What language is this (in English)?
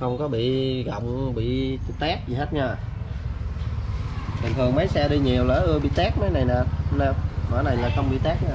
Vietnamese